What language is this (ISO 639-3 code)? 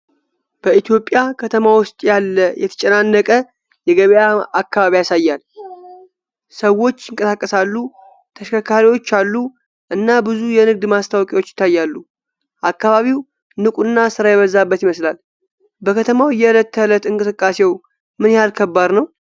amh